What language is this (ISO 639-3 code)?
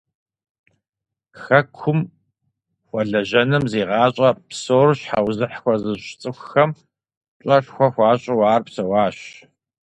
kbd